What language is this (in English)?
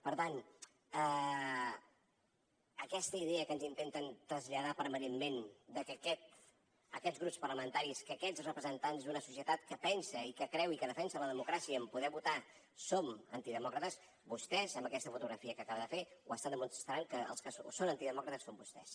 Catalan